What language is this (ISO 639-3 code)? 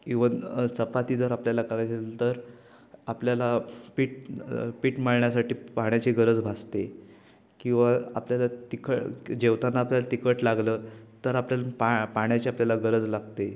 mar